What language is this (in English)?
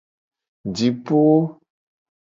Gen